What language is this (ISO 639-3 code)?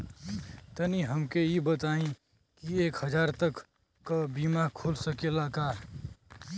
bho